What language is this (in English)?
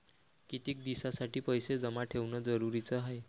Marathi